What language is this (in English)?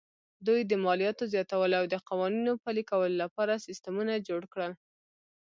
Pashto